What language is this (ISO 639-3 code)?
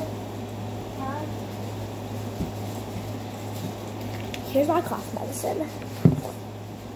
eng